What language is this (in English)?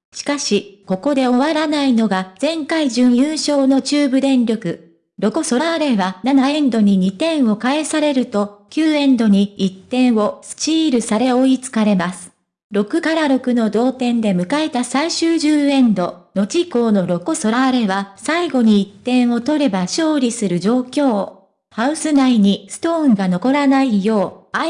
Japanese